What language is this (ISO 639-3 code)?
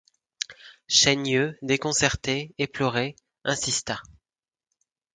fra